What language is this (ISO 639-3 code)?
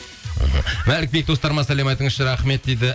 kaz